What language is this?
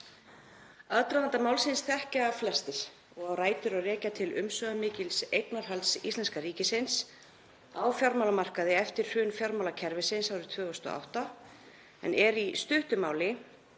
Icelandic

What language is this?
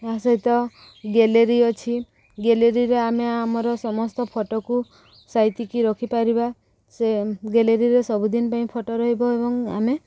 Odia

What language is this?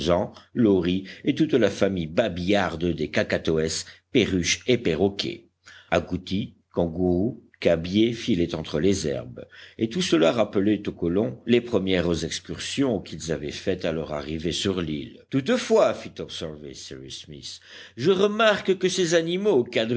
French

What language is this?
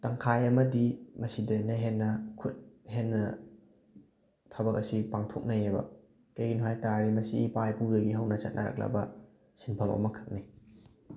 Manipuri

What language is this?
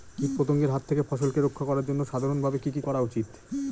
Bangla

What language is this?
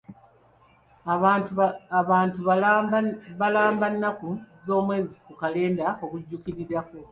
Ganda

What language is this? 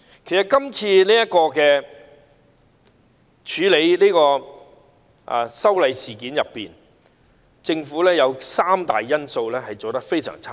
Cantonese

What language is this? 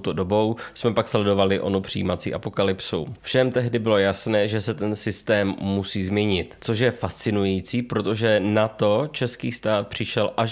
Czech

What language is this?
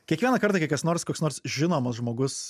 Lithuanian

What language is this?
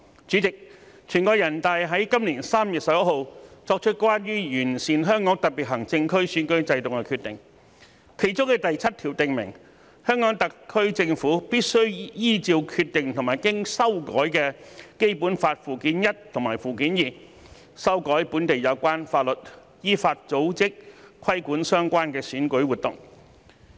Cantonese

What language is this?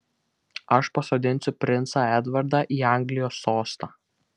Lithuanian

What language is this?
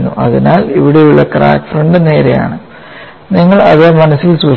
Malayalam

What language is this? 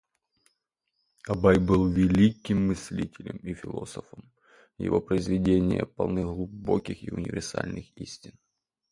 Russian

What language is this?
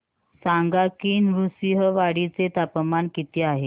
Marathi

